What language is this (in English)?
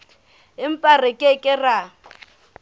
Southern Sotho